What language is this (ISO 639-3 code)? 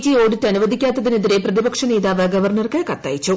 mal